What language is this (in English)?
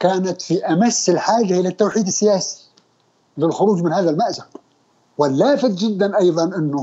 Arabic